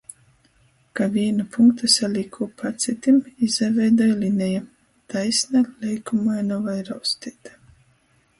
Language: Latgalian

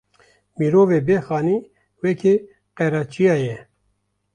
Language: Kurdish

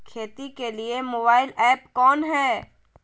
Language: Magahi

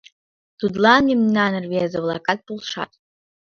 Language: Mari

